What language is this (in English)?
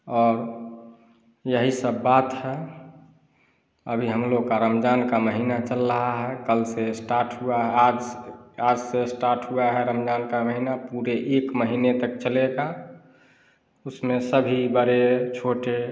Hindi